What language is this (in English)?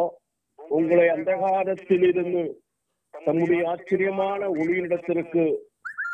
Tamil